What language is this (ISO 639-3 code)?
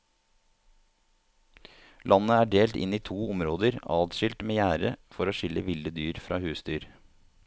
nor